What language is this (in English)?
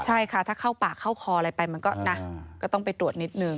Thai